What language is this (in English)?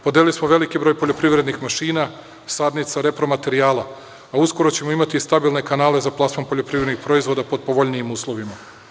Serbian